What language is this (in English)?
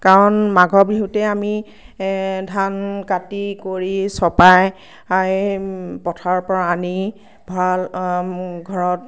Assamese